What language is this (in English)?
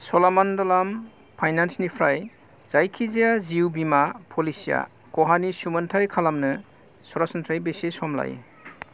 Bodo